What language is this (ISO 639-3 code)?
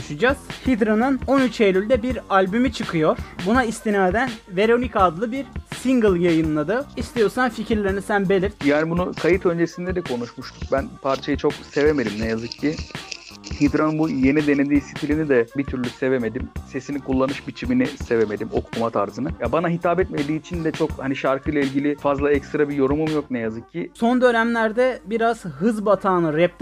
tur